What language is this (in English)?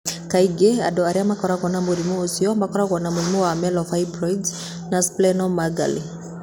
Kikuyu